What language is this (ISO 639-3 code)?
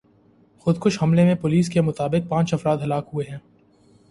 urd